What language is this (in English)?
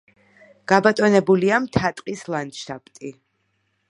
Georgian